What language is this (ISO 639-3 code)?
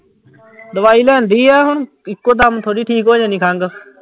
pan